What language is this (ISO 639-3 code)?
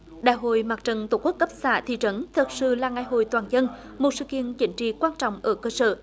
vie